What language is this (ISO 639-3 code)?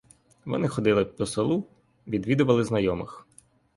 ukr